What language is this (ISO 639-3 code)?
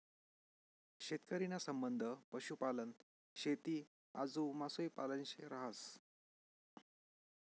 mar